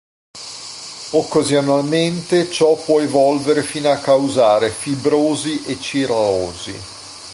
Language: Italian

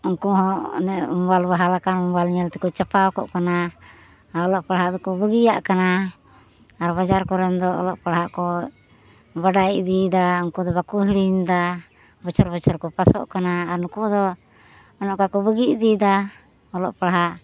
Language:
Santali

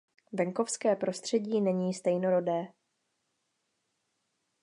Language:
Czech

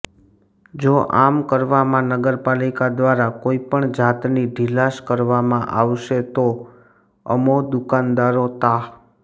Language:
Gujarati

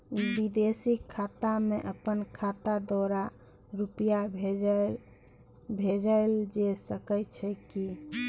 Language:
Maithili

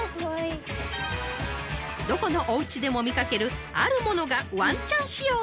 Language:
Japanese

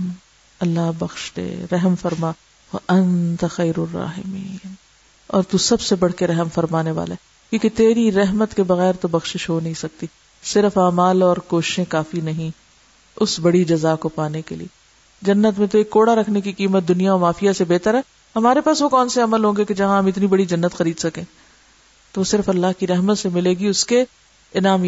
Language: Urdu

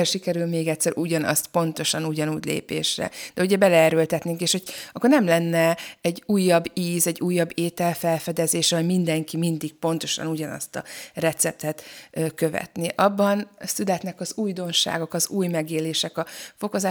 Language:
Hungarian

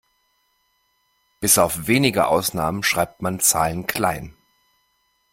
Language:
German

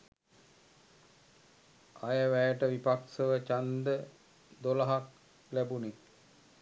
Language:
Sinhala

